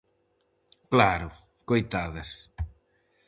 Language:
Galician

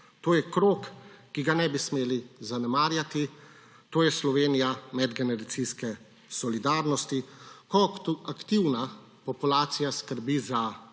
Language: Slovenian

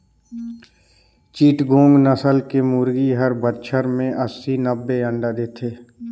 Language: Chhattisgarhi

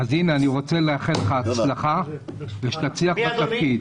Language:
Hebrew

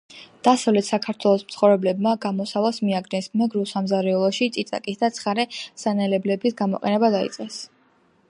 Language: Georgian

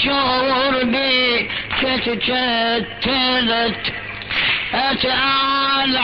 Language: Arabic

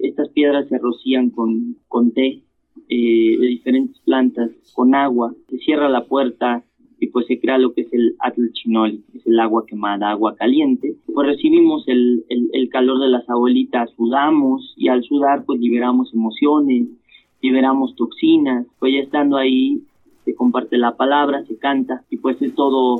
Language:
Spanish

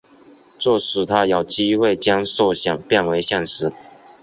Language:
Chinese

